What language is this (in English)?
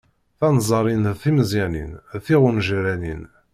Kabyle